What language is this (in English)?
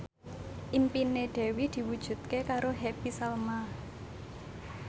Javanese